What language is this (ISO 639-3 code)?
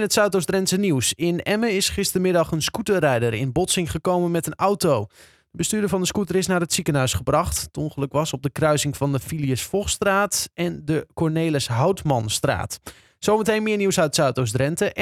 nld